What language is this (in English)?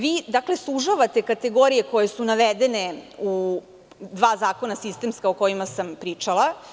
Serbian